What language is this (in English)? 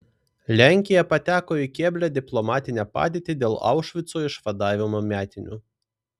Lithuanian